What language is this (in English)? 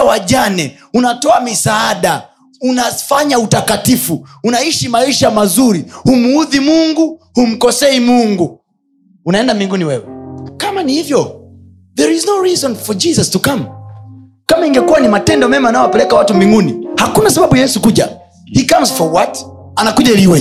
Swahili